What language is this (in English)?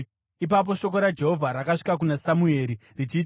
Shona